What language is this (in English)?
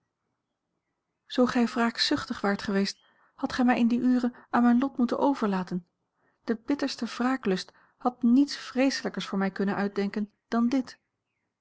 Dutch